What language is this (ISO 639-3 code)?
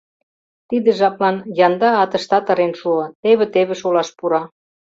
chm